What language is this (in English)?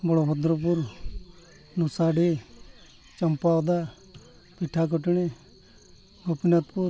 Santali